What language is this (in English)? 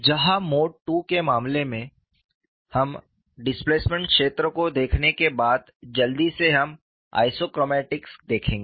Hindi